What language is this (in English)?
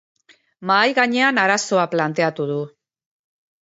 Basque